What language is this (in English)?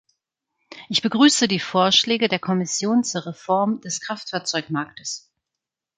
German